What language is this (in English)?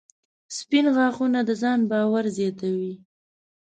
Pashto